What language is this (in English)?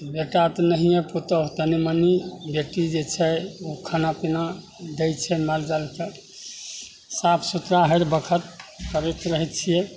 Maithili